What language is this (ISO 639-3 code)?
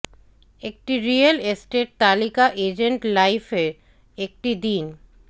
ben